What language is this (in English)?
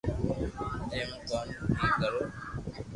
Loarki